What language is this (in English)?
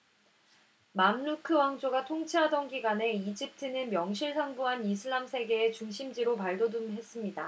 Korean